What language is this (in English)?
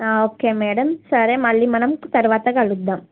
Telugu